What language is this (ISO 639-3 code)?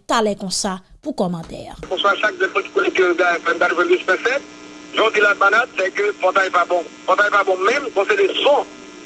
fra